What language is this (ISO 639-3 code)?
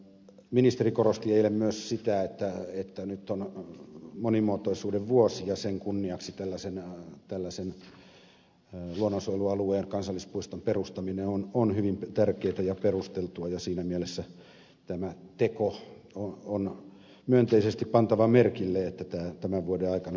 fin